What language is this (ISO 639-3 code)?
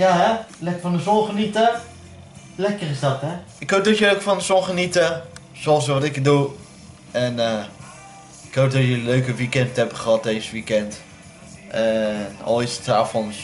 nld